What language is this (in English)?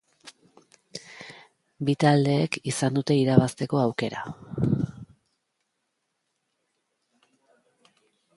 Basque